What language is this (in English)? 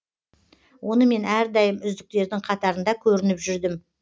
Kazakh